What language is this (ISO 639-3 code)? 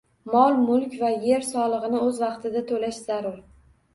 uzb